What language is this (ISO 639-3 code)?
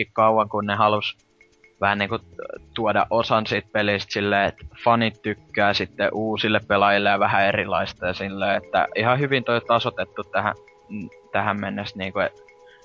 fin